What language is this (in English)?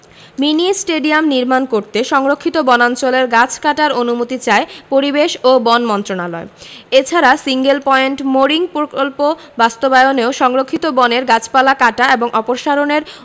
Bangla